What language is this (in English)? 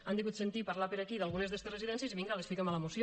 Catalan